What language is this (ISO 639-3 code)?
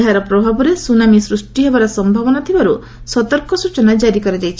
ori